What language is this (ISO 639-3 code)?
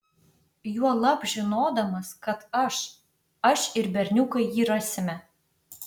lit